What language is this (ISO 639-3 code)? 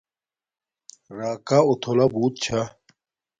dmk